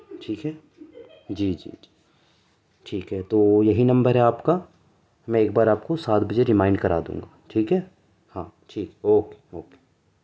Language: Urdu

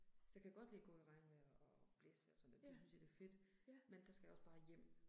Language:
Danish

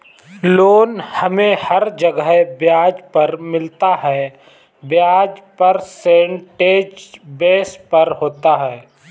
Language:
Hindi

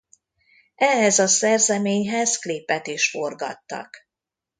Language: Hungarian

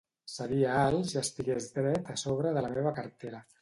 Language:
Catalan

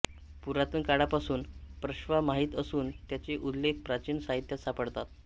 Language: Marathi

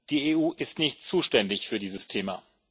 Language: German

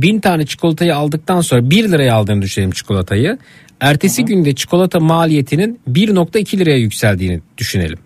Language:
Turkish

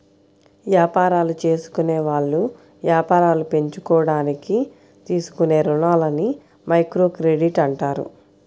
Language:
Telugu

